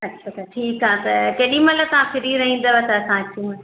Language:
Sindhi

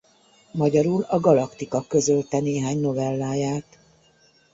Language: Hungarian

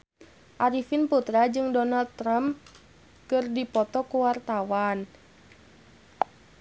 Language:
Sundanese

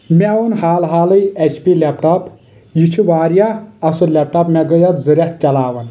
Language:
Kashmiri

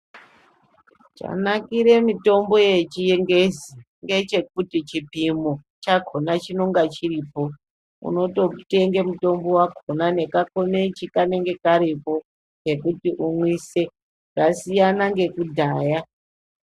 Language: Ndau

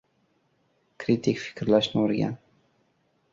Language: Uzbek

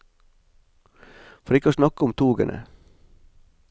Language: Norwegian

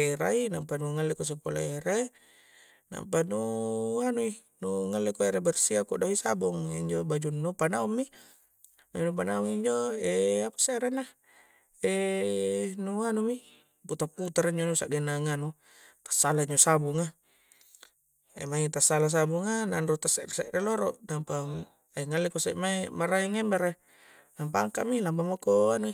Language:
Coastal Konjo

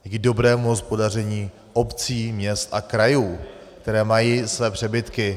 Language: Czech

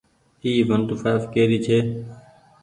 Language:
Goaria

